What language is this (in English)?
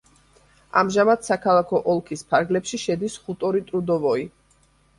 Georgian